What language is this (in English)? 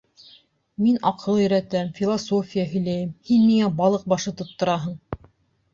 Bashkir